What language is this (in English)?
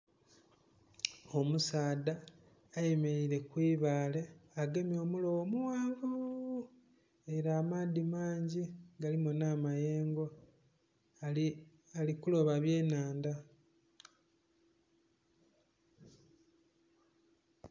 Soga